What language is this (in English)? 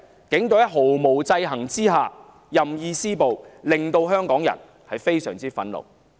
Cantonese